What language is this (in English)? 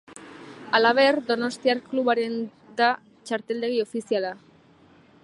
Basque